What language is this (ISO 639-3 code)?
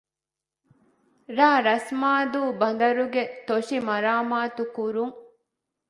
div